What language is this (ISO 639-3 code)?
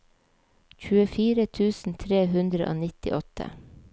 nor